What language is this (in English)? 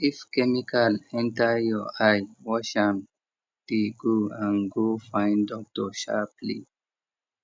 Nigerian Pidgin